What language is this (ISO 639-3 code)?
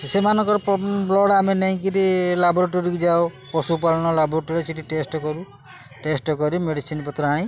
ori